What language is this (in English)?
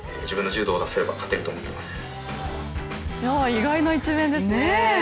Japanese